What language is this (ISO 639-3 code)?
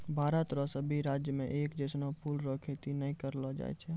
mai